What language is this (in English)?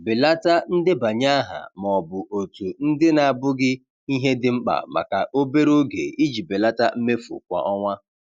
Igbo